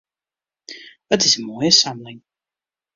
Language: Western Frisian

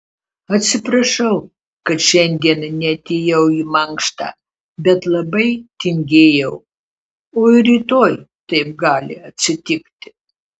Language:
Lithuanian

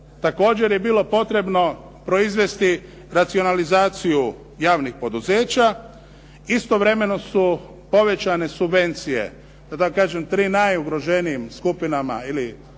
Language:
Croatian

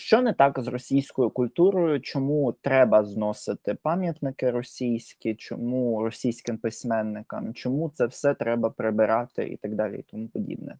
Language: Ukrainian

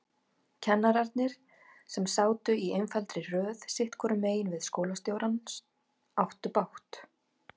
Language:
Icelandic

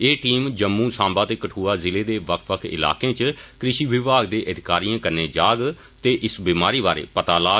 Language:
Dogri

